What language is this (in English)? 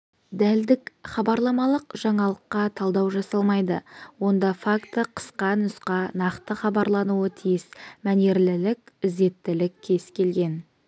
Kazakh